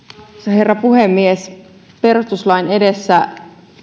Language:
Finnish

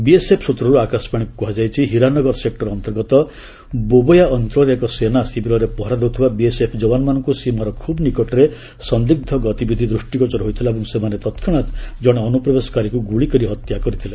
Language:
Odia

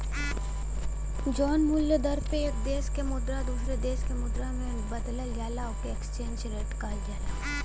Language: Bhojpuri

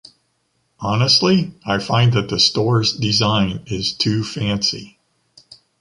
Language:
English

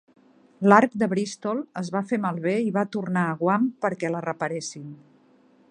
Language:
Catalan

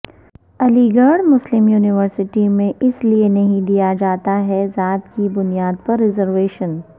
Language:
Urdu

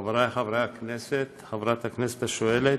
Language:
Hebrew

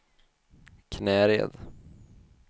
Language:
Swedish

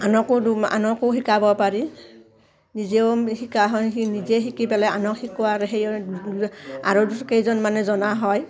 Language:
Assamese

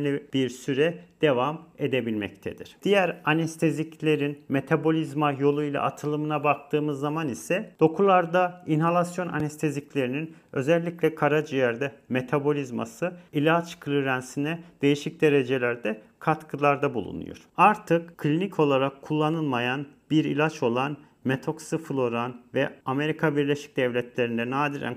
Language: Turkish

